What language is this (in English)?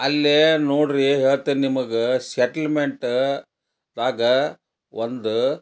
Kannada